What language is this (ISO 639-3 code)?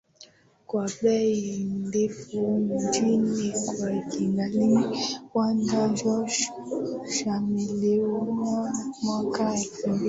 swa